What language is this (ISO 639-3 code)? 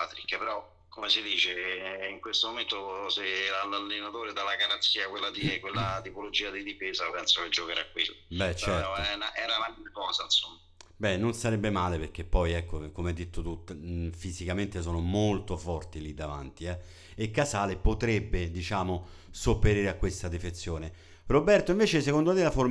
ita